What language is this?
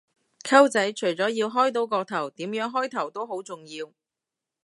Cantonese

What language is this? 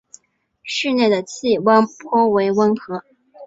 Chinese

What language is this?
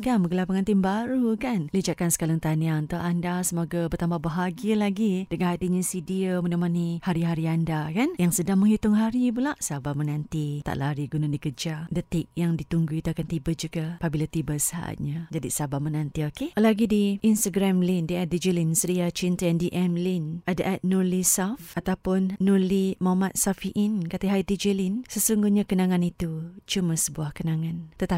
Malay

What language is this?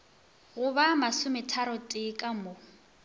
Northern Sotho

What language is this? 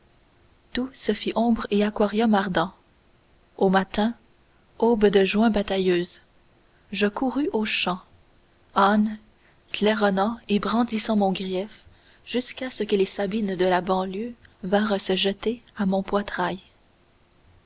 French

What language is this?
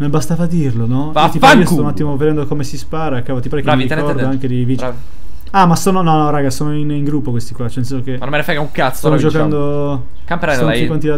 Italian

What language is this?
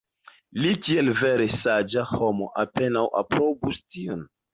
Esperanto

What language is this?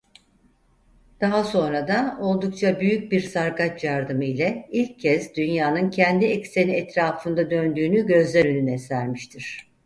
Turkish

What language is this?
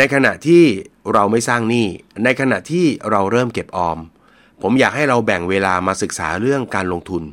Thai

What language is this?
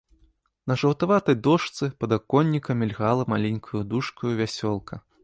Belarusian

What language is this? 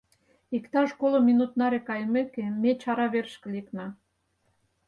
Mari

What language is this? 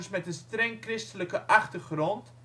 Dutch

